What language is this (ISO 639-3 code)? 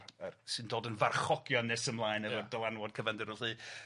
cym